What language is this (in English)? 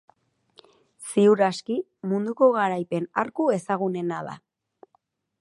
Basque